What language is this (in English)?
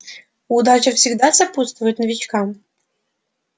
Russian